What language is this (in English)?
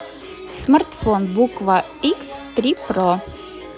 Russian